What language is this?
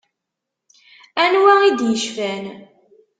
Kabyle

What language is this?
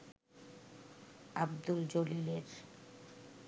Bangla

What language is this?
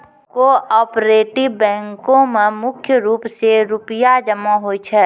Maithili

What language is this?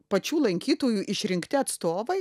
Lithuanian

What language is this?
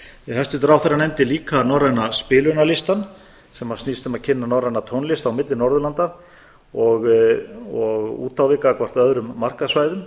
Icelandic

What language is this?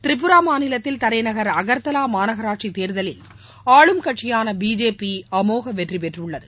Tamil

